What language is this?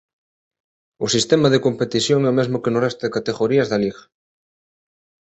Galician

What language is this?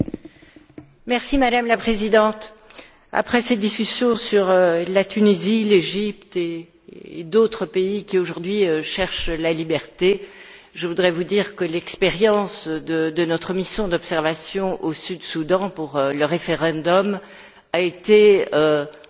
French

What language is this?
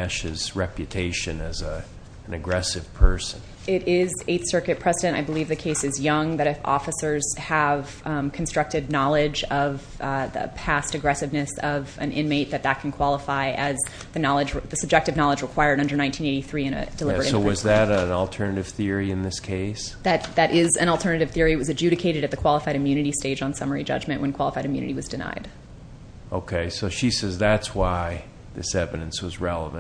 English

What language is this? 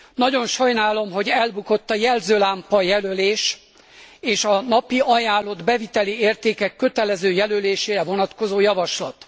Hungarian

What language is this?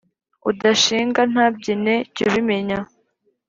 Kinyarwanda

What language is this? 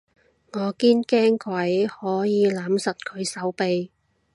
Cantonese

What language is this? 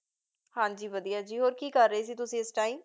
Punjabi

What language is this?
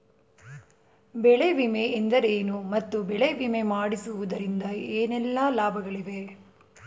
Kannada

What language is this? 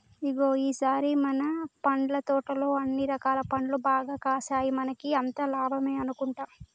Telugu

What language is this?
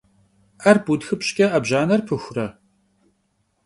Kabardian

